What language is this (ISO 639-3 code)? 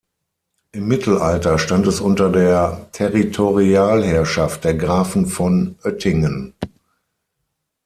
deu